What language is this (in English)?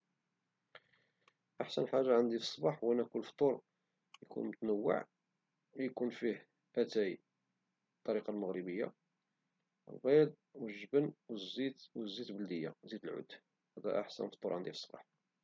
Moroccan Arabic